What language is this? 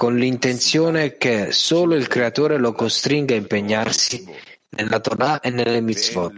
Italian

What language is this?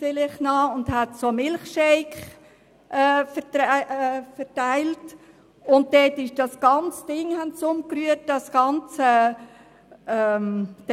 Swiss German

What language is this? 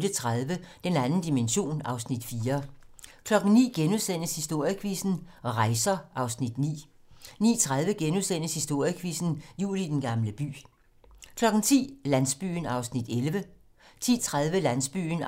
Danish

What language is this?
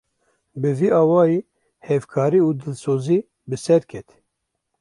Kurdish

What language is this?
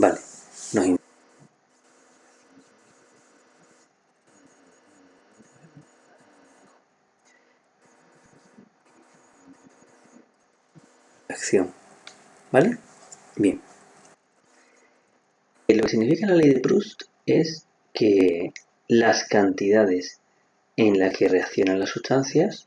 Spanish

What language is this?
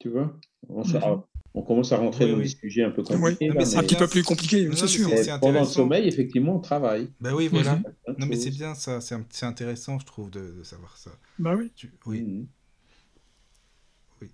French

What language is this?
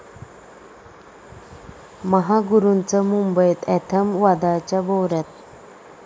Marathi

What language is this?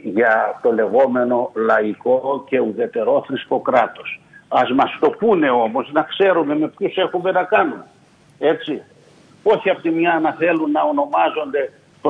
Greek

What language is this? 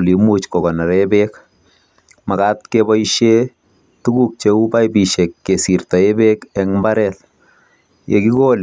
Kalenjin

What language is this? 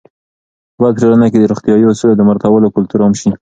Pashto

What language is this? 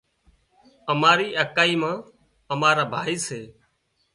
Wadiyara Koli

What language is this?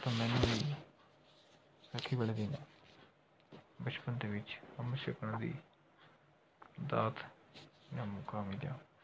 Punjabi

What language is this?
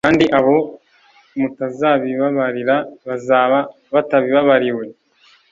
Kinyarwanda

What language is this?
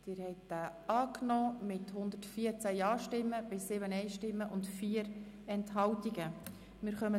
Swiss German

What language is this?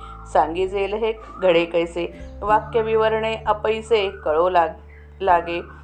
Marathi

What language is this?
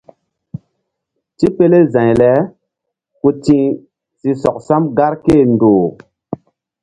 Mbum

